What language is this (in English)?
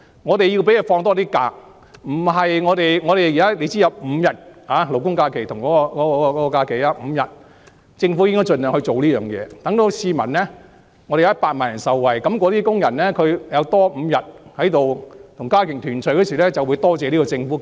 Cantonese